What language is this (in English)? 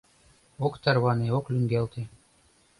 Mari